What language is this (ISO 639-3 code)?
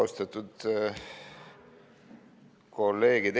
est